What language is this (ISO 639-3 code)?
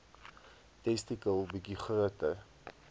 afr